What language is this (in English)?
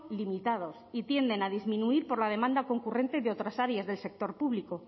Spanish